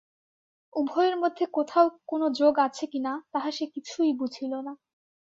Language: Bangla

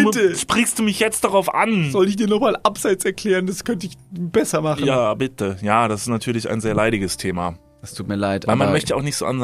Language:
German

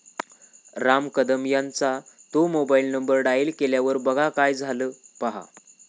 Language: Marathi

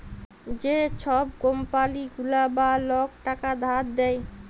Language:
Bangla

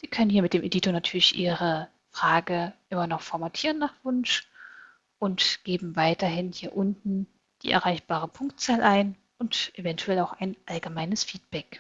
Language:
German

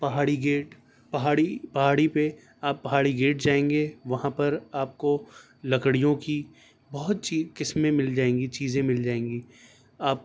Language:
Urdu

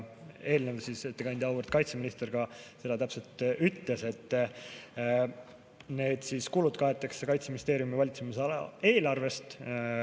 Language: Estonian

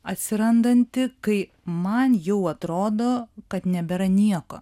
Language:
Lithuanian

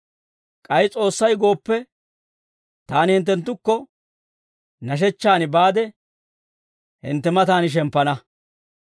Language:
Dawro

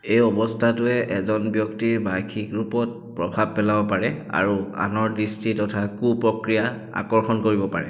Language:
Assamese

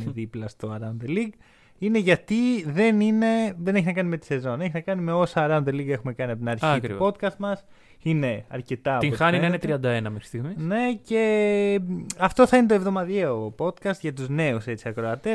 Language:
Greek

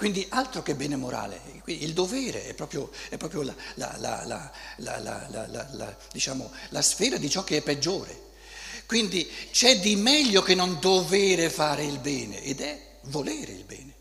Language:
Italian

